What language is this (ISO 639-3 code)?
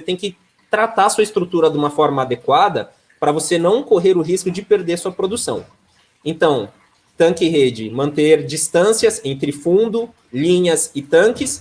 por